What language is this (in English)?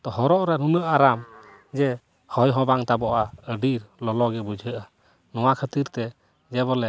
Santali